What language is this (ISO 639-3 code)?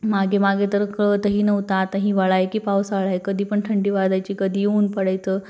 mar